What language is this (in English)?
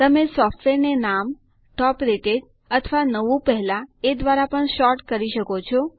Gujarati